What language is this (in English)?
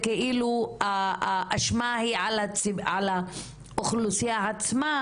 Hebrew